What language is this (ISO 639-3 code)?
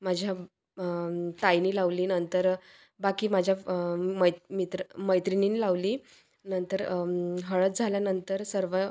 mar